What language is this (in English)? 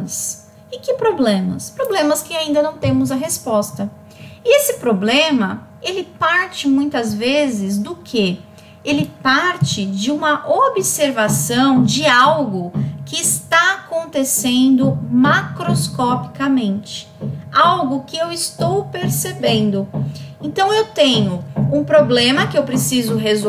Portuguese